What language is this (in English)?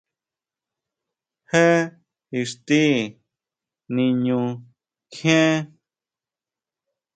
Huautla Mazatec